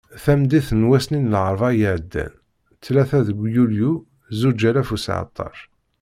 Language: Kabyle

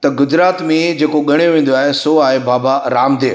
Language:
Sindhi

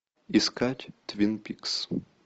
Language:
Russian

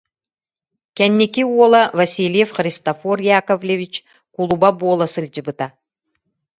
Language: Yakut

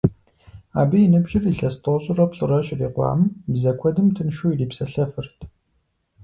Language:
Kabardian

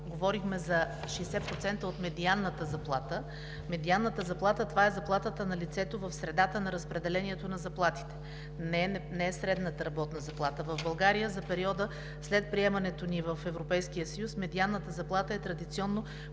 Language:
Bulgarian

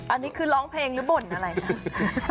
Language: Thai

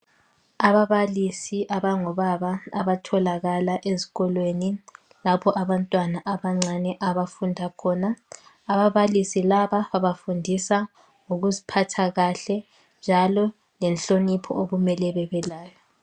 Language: North Ndebele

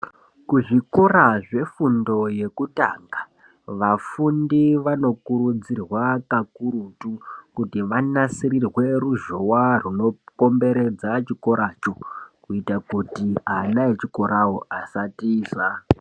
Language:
Ndau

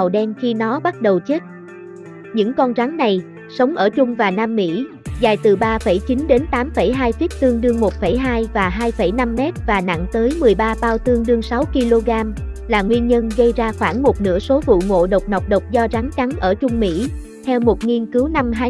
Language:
Vietnamese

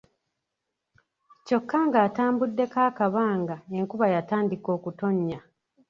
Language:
Ganda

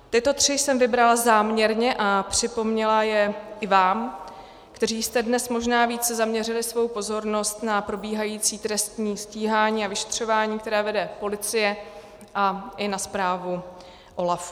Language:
Czech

